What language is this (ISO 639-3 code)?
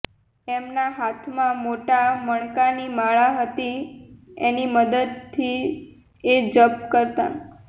guj